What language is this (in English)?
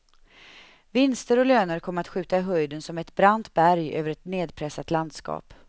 Swedish